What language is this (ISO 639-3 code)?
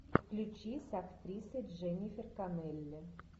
rus